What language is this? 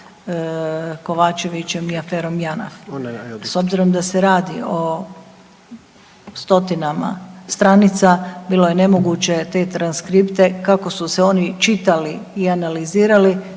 Croatian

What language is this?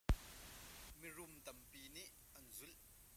Hakha Chin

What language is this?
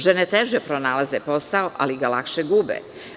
Serbian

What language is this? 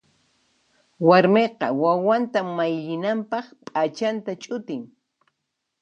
Puno Quechua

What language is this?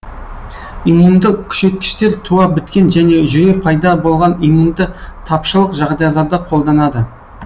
Kazakh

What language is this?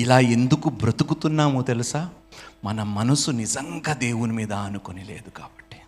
Telugu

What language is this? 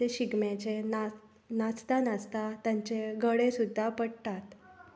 Konkani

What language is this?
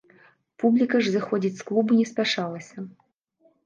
Belarusian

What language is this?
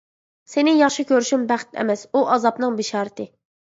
Uyghur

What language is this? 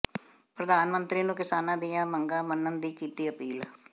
Punjabi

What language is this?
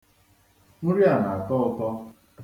Igbo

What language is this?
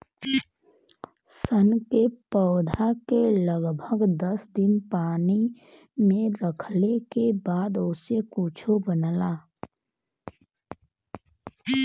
Bhojpuri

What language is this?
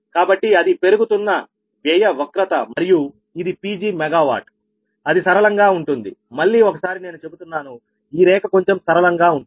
Telugu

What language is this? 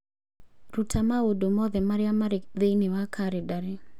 Kikuyu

